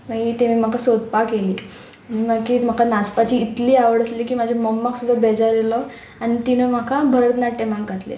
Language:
Konkani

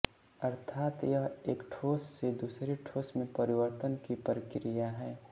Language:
Hindi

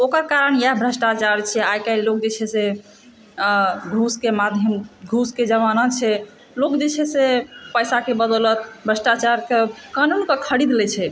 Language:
Maithili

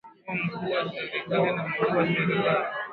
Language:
Swahili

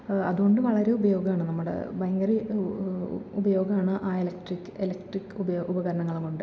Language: Malayalam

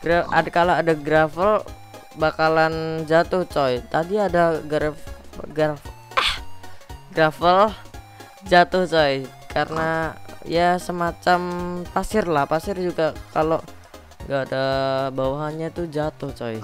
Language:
Indonesian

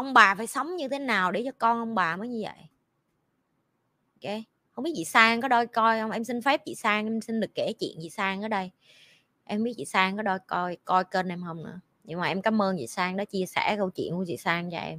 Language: Vietnamese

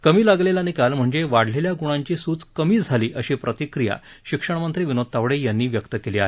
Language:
Marathi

